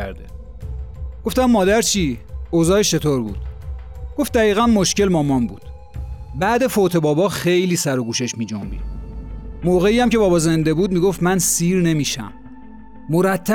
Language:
Persian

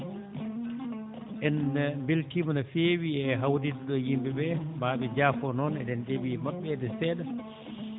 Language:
Fula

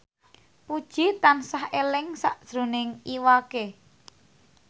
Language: Javanese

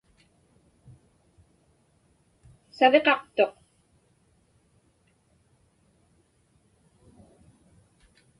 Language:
Inupiaq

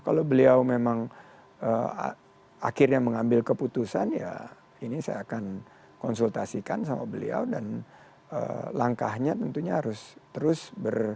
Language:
Indonesian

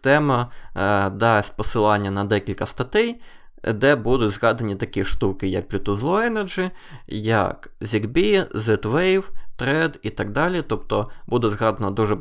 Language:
Ukrainian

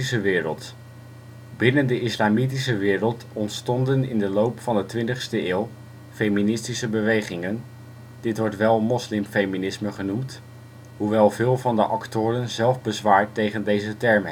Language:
Dutch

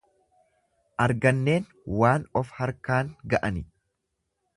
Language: Oromo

